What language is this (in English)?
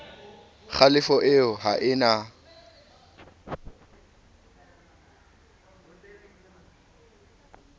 Southern Sotho